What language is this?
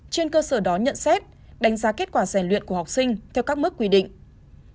Vietnamese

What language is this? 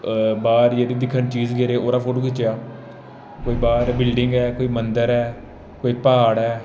Dogri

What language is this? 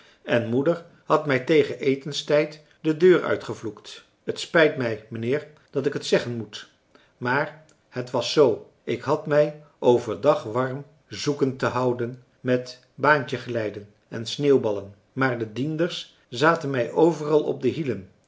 Dutch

